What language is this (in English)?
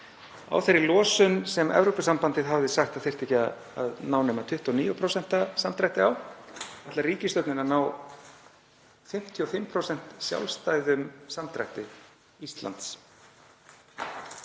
Icelandic